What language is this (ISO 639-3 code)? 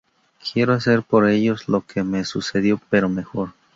spa